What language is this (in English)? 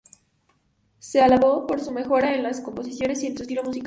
Spanish